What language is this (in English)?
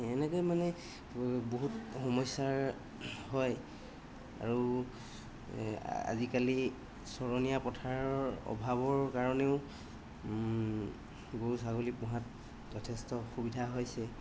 Assamese